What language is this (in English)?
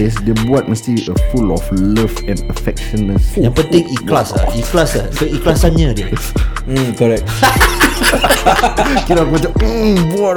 Malay